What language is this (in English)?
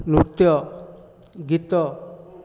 Odia